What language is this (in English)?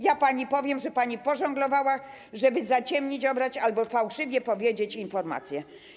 Polish